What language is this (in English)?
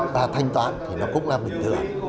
Vietnamese